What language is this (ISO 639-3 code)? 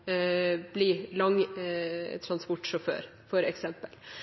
nno